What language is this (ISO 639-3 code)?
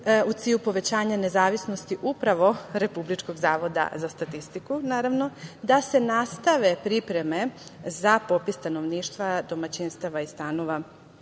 srp